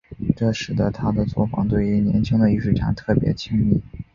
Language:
Chinese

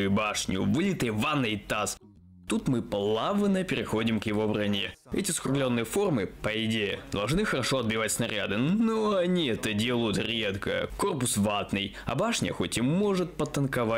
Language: Russian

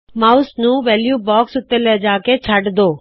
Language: Punjabi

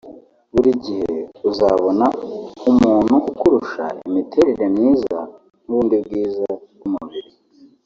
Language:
Kinyarwanda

